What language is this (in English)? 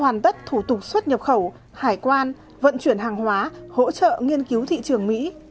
Vietnamese